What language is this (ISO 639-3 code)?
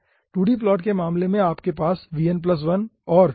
hin